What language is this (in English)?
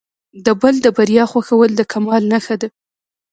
Pashto